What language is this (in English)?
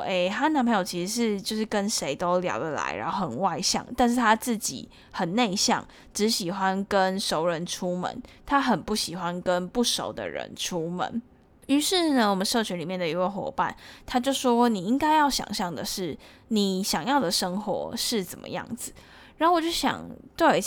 Chinese